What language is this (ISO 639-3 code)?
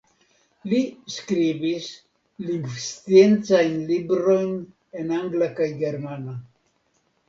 epo